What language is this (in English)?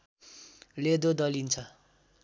Nepali